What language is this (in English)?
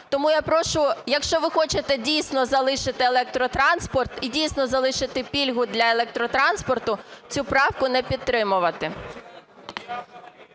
Ukrainian